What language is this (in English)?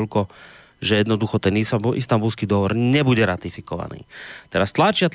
Slovak